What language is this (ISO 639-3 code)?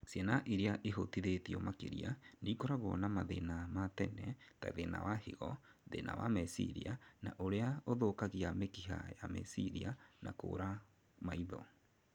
kik